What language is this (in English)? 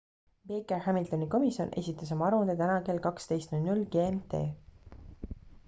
Estonian